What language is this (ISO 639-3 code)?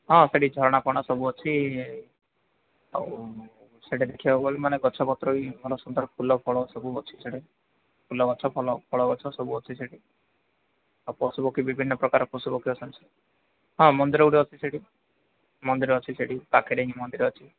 ori